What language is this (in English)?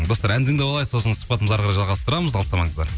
Kazakh